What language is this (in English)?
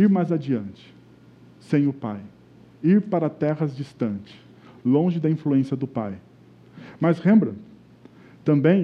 Portuguese